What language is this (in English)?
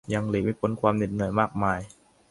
Thai